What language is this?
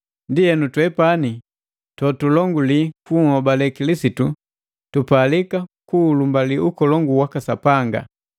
Matengo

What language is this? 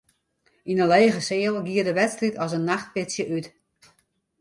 Western Frisian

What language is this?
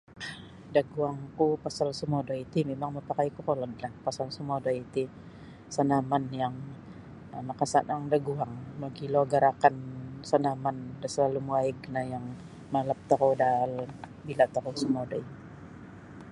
Sabah Bisaya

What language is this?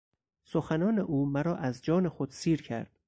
Persian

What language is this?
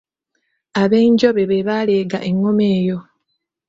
Ganda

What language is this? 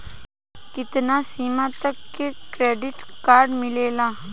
Bhojpuri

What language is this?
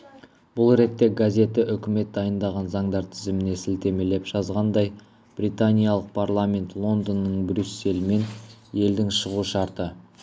Kazakh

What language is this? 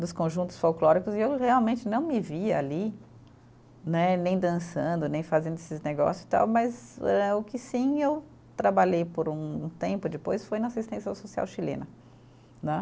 Portuguese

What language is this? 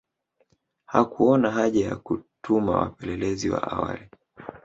Swahili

